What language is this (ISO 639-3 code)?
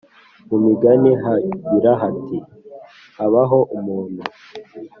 kin